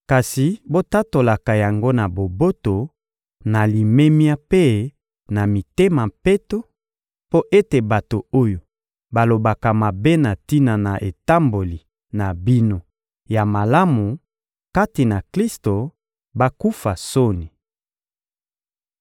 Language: Lingala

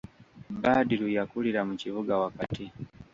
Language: Ganda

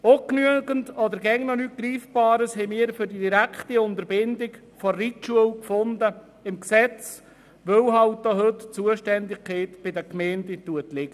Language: Swiss German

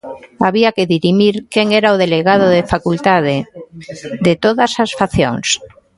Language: Galician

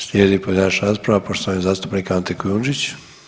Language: Croatian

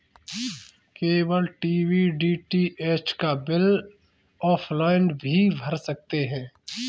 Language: Hindi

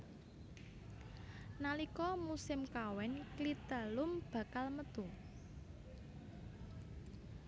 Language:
Javanese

